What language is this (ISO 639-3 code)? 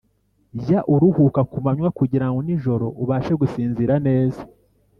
kin